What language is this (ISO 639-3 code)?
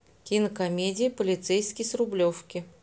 rus